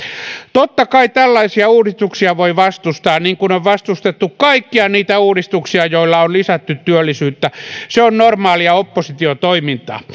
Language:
Finnish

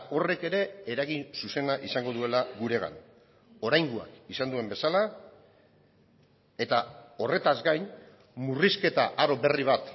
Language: Basque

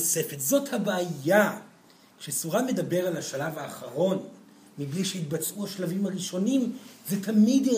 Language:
Hebrew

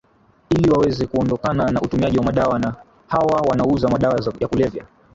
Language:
Swahili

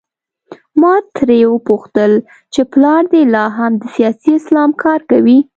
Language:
Pashto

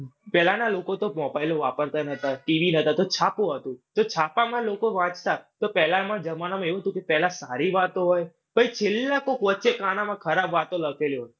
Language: Gujarati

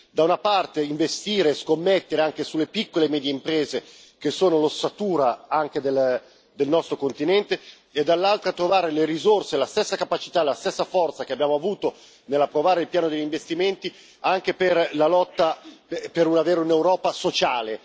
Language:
Italian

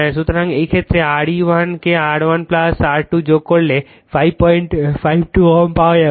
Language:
Bangla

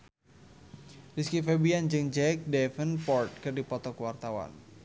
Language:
Sundanese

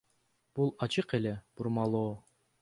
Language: Kyrgyz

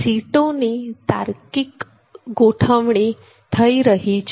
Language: Gujarati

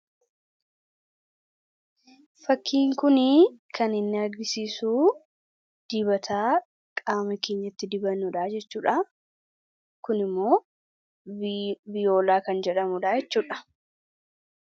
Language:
Oromo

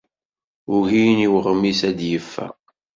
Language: Kabyle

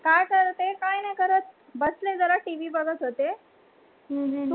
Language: Marathi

